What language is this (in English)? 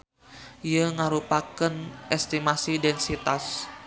Sundanese